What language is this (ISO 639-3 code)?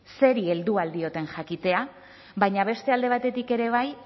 eus